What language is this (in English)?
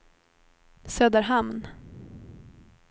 Swedish